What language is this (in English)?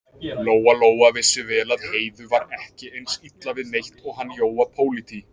Icelandic